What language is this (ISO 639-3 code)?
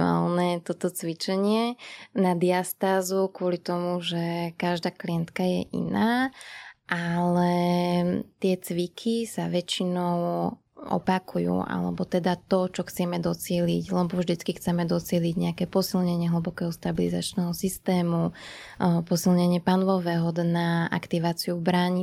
slk